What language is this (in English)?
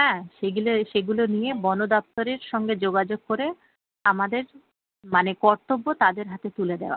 Bangla